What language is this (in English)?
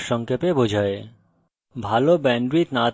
Bangla